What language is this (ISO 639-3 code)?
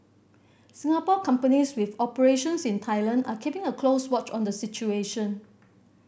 eng